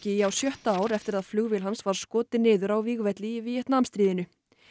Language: Icelandic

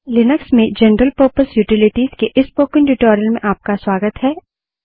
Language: Hindi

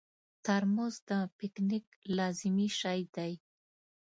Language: Pashto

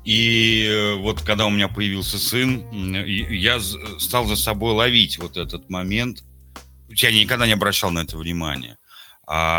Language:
Russian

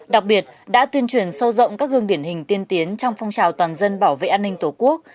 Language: Vietnamese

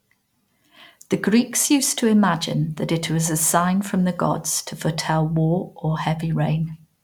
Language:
English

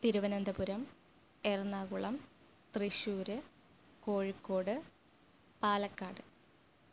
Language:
Malayalam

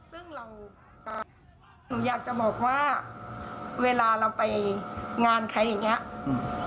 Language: Thai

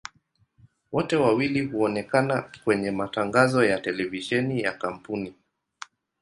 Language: Swahili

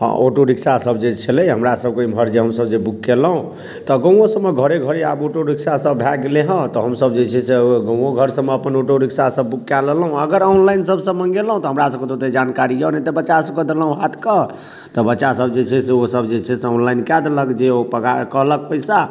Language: Maithili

